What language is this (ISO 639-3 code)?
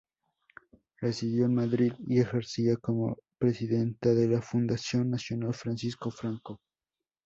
spa